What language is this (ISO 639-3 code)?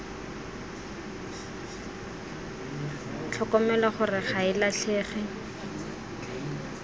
tsn